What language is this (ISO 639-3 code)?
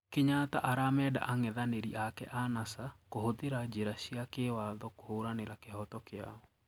kik